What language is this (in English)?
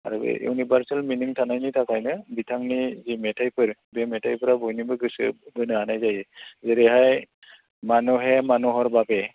Bodo